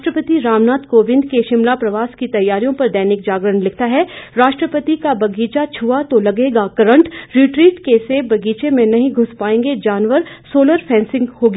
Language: Hindi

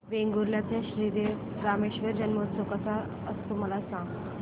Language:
Marathi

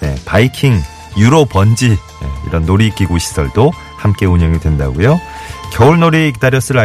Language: Korean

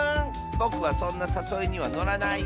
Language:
Japanese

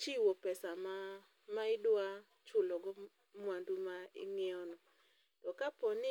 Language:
Luo (Kenya and Tanzania)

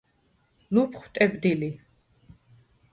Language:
Svan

